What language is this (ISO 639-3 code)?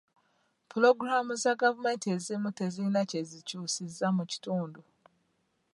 lug